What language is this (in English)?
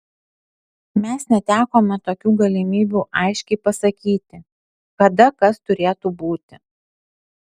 Lithuanian